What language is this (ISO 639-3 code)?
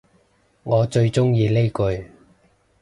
yue